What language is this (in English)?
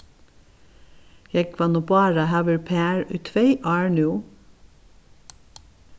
Faroese